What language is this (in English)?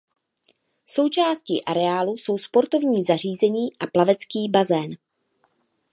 Czech